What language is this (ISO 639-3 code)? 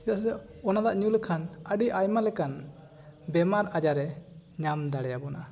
sat